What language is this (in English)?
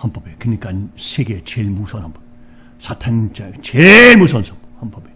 Korean